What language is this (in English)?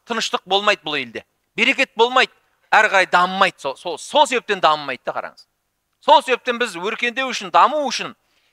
Turkish